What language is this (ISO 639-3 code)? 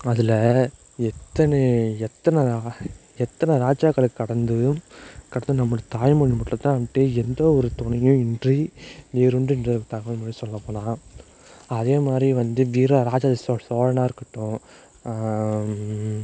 tam